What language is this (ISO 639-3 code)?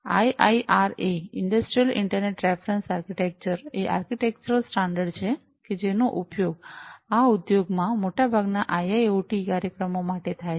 guj